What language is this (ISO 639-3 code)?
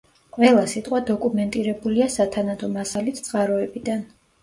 kat